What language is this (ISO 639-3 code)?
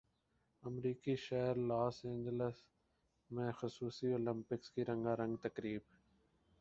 urd